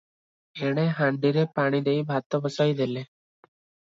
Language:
Odia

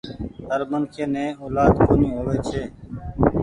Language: Goaria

